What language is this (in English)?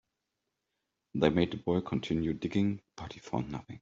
English